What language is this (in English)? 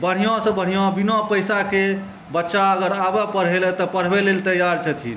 Maithili